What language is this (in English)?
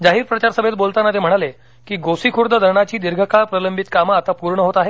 Marathi